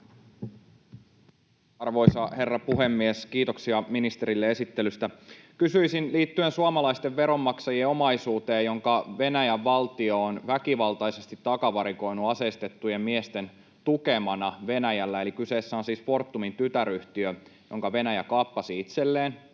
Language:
Finnish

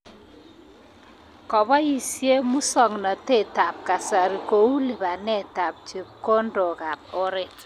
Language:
Kalenjin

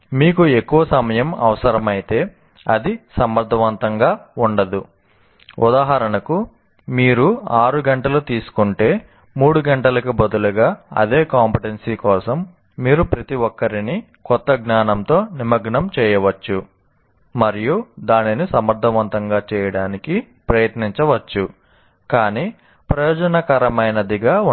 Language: Telugu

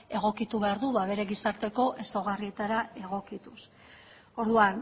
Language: Basque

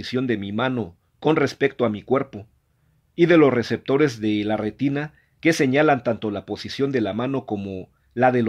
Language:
Spanish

